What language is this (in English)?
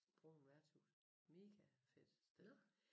Danish